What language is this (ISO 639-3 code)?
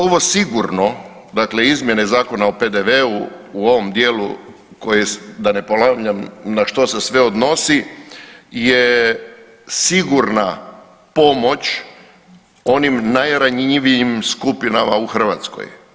hrv